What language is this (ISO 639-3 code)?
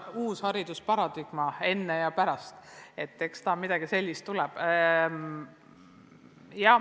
est